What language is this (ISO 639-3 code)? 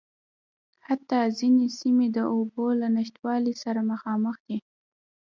pus